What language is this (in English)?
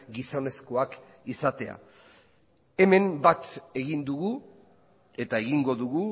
Basque